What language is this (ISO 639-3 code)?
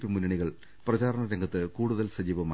mal